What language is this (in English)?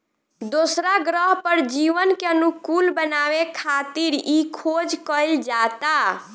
Bhojpuri